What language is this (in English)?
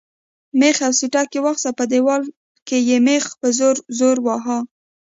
Pashto